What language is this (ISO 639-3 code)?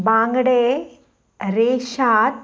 kok